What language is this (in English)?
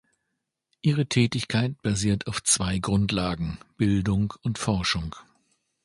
German